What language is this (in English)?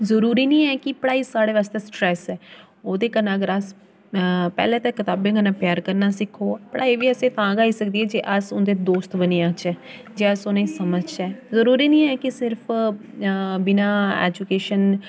Dogri